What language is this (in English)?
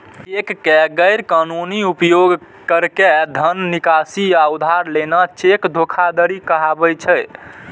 Maithili